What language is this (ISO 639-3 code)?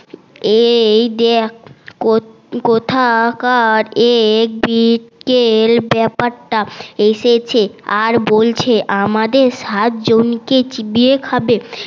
ben